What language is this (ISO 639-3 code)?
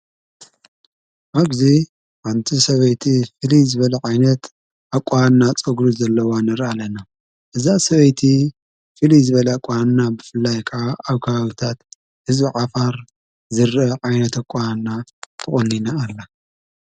tir